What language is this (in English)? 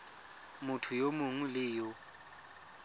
Tswana